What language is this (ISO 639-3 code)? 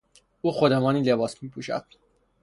fas